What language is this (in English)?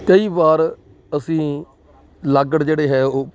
Punjabi